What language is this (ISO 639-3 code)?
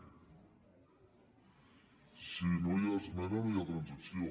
cat